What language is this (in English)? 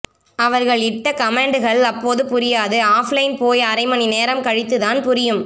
Tamil